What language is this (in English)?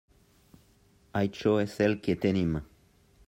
Catalan